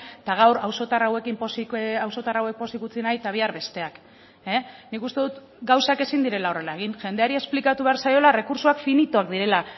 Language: Basque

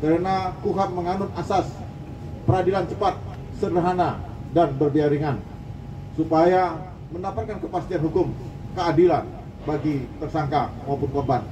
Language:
Indonesian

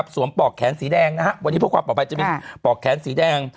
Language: Thai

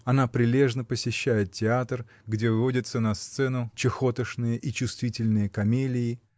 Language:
Russian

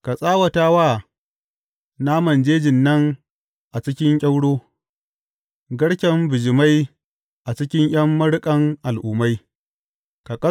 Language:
Hausa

